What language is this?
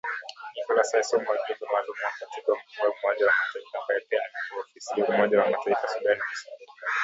Swahili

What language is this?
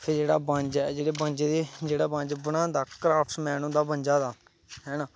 Dogri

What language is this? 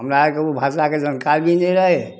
Maithili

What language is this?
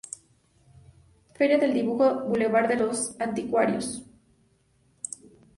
Spanish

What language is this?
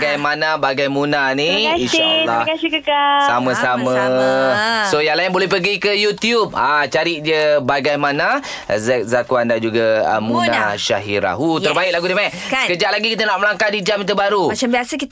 Malay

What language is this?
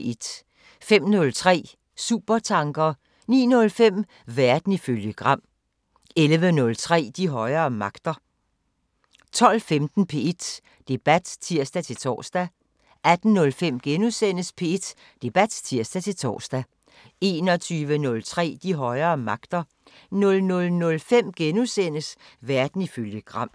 Danish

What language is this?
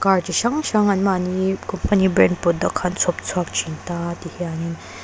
Mizo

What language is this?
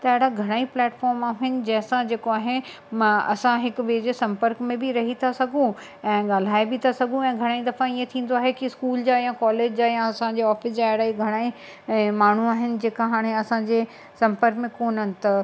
Sindhi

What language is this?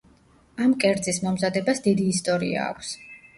Georgian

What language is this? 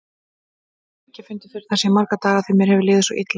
Icelandic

